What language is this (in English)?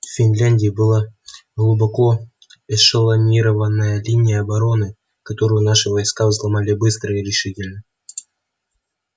Russian